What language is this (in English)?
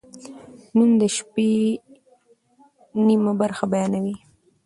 Pashto